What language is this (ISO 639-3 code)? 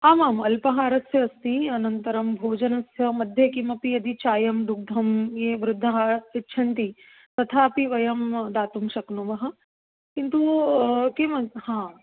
san